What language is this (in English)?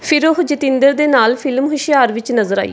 Punjabi